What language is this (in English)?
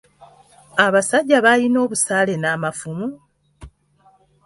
Ganda